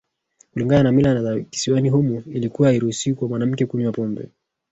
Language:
Swahili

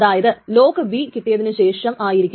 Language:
Malayalam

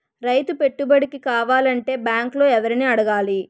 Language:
Telugu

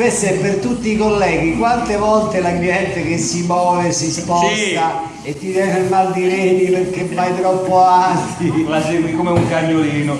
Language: Italian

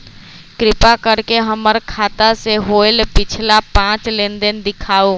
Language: Magahi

